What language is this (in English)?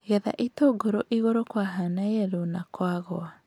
Kikuyu